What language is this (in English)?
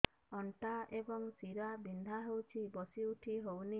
Odia